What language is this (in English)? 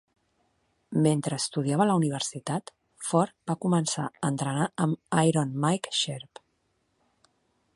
Catalan